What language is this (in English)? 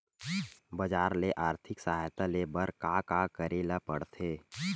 Chhattisgarhi